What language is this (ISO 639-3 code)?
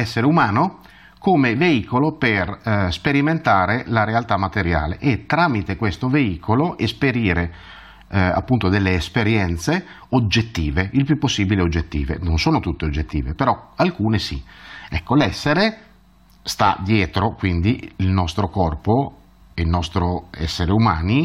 ita